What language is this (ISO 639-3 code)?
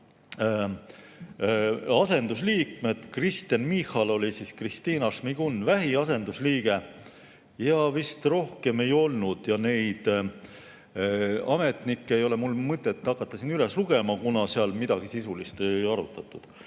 est